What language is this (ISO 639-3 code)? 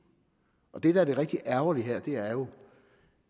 dan